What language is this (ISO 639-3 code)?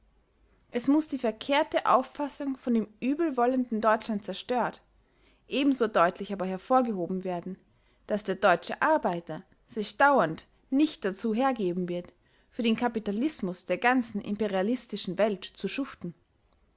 deu